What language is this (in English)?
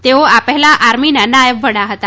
Gujarati